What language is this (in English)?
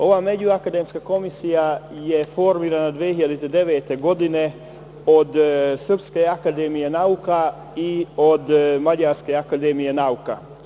Serbian